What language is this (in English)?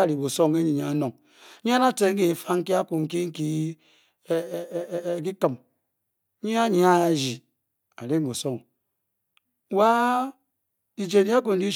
Bokyi